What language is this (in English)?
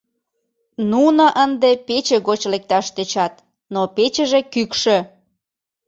Mari